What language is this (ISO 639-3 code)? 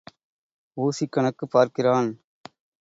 tam